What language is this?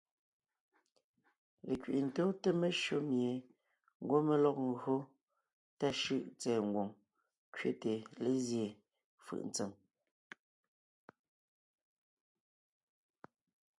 Ngiemboon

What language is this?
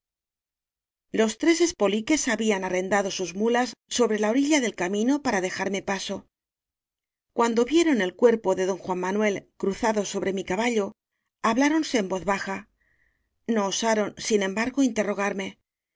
Spanish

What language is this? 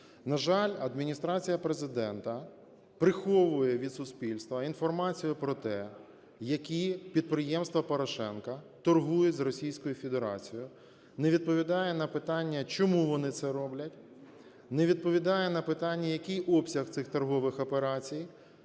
Ukrainian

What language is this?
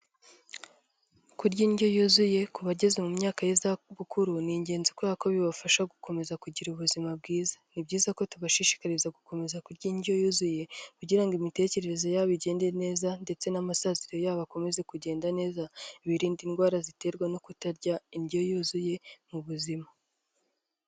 Kinyarwanda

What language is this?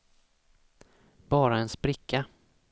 Swedish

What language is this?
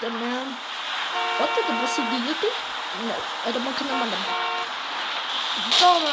Romanian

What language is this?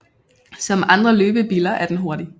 Danish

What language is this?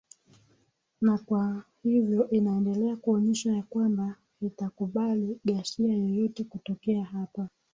Swahili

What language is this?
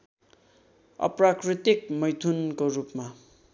Nepali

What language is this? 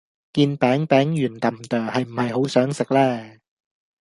Cantonese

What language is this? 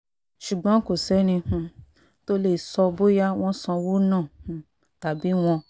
Yoruba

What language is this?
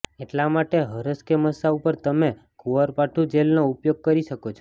Gujarati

